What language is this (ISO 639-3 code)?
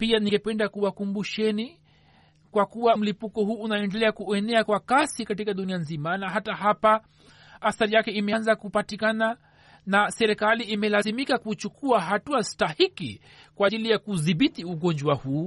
swa